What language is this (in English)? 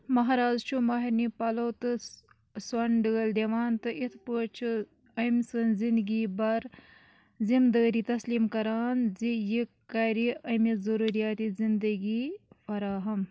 Kashmiri